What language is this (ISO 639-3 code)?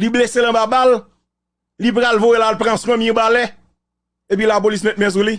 fra